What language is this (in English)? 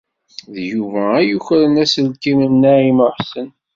Kabyle